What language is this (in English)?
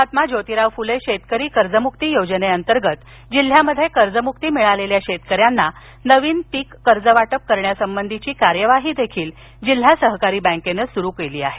Marathi